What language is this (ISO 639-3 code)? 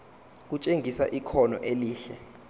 zul